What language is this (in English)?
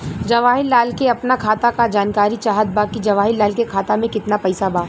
Bhojpuri